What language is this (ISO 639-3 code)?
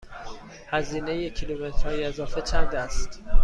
fas